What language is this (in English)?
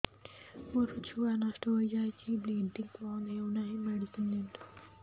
Odia